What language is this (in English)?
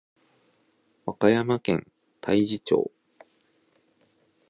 Japanese